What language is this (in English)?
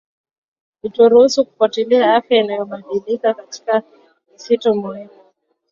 Swahili